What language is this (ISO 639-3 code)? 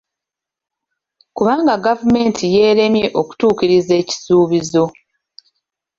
lug